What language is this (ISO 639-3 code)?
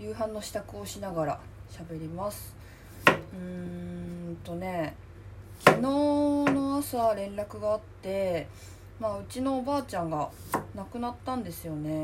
jpn